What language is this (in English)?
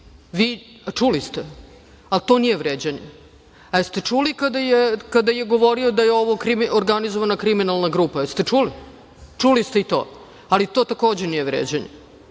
Serbian